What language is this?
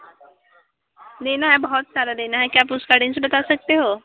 Hindi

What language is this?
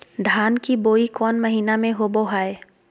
Magahi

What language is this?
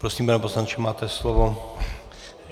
Czech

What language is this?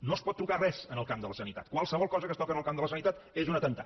Catalan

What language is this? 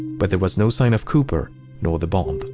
English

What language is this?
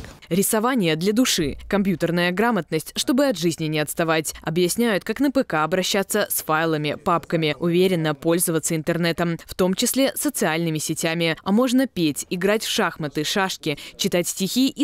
Russian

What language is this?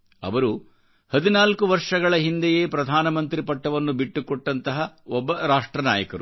Kannada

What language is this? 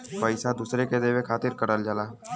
Bhojpuri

